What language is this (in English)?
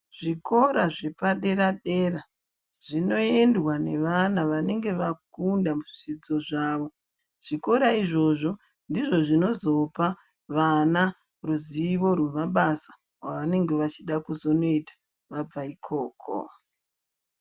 Ndau